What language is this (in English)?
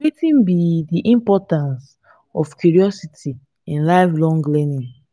Nigerian Pidgin